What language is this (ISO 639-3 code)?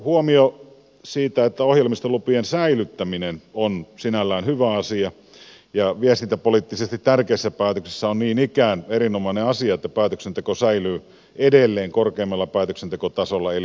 fin